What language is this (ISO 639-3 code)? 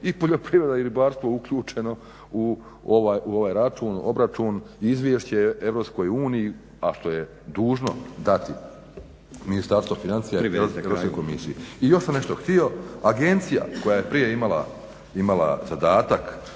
hrv